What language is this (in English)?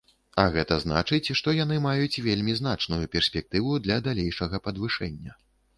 Belarusian